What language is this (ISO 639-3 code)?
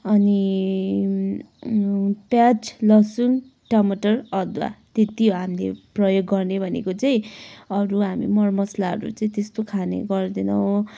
nep